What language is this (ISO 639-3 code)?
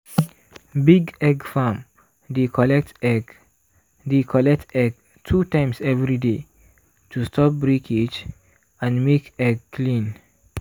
pcm